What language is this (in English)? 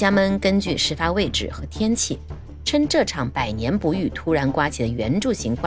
Chinese